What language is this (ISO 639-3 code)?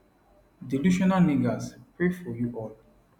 pcm